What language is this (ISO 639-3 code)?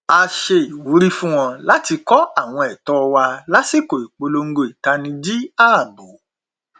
yor